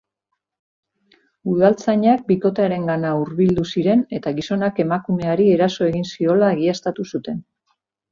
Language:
Basque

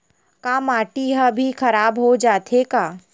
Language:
Chhattisgarhi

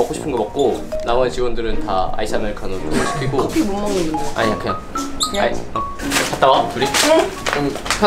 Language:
Korean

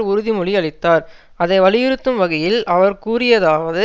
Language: Tamil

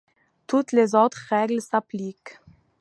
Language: French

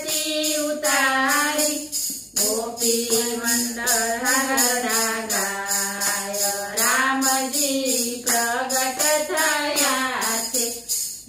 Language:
Gujarati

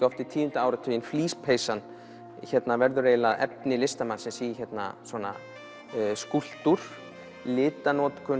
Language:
Icelandic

